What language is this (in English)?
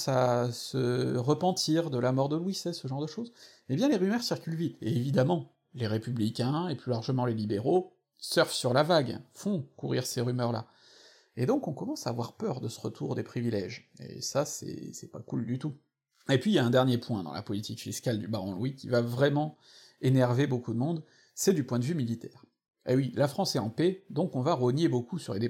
French